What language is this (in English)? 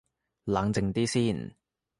Cantonese